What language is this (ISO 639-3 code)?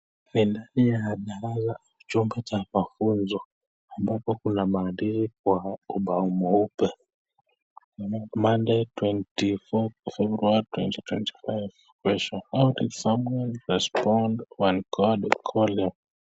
swa